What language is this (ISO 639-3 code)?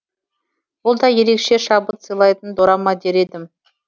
kaz